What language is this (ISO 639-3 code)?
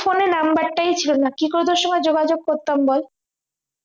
ben